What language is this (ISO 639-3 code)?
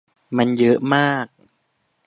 tha